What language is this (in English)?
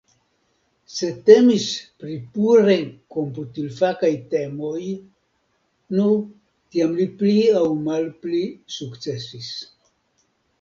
Esperanto